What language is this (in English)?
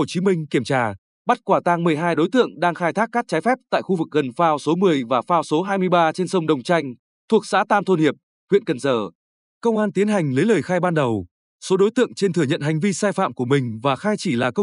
Vietnamese